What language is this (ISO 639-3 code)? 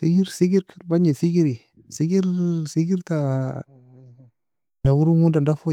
fia